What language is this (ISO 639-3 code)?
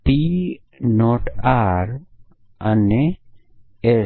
guj